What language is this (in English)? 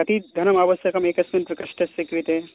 Sanskrit